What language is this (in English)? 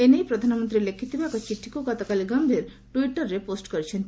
Odia